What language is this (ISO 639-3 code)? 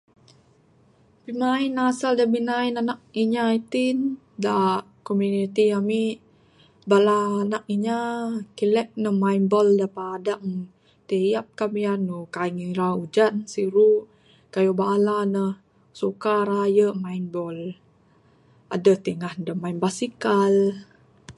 sdo